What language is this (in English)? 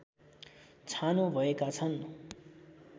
Nepali